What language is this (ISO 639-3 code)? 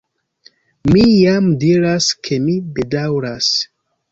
epo